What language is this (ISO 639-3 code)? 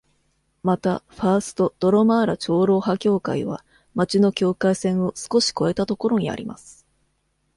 jpn